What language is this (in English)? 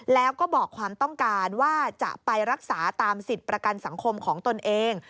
Thai